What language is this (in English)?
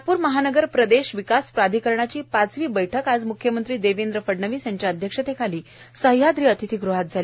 Marathi